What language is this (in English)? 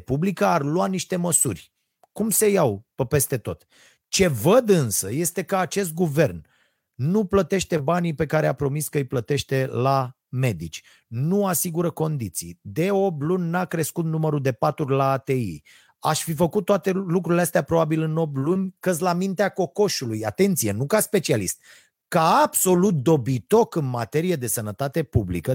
Romanian